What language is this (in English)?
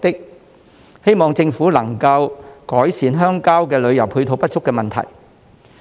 Cantonese